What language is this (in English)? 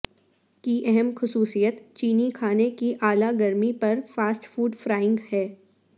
Urdu